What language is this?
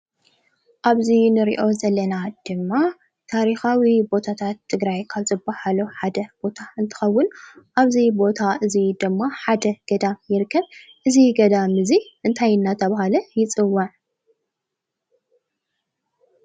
Tigrinya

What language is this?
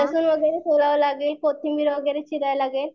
Marathi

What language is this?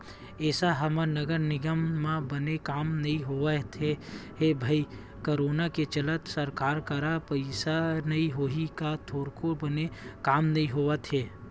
Chhattisgarhi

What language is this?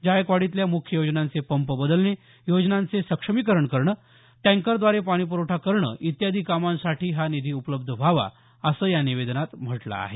Marathi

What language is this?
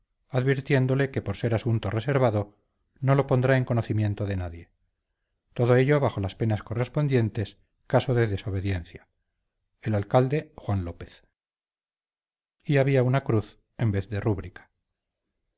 Spanish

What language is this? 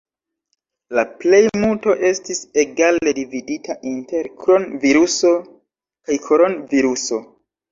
Esperanto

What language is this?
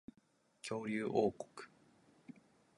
Japanese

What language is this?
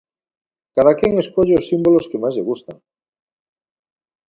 Galician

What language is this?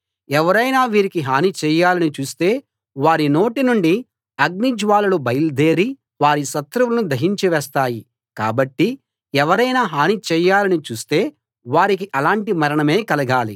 Telugu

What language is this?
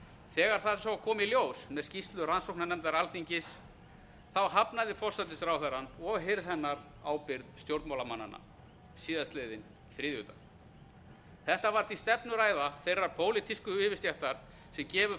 Icelandic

